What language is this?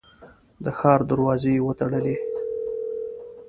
Pashto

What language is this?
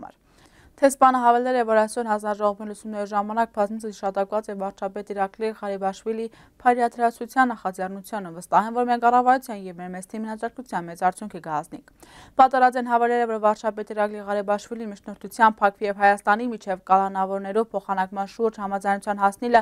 Turkish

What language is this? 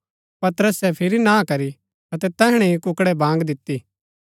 Gaddi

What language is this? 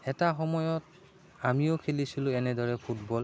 Assamese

